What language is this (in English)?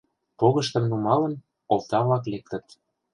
Mari